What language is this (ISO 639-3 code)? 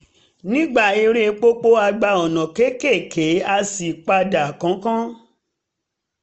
yor